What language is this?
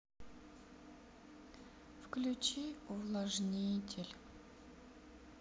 Russian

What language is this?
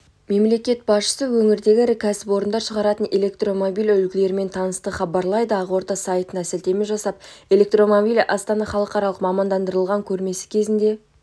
Kazakh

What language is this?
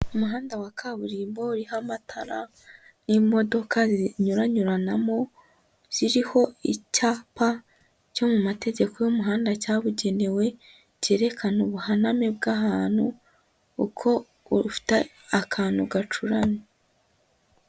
Kinyarwanda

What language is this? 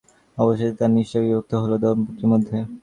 Bangla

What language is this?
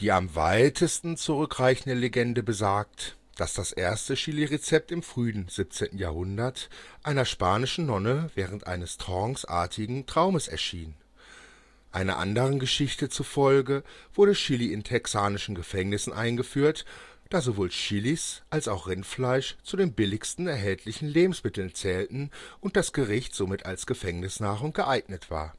German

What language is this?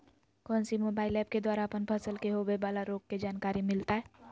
Magahi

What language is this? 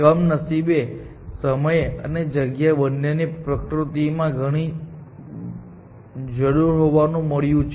Gujarati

